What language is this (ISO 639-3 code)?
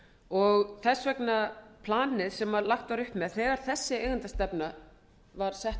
isl